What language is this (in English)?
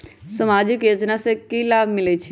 Magahi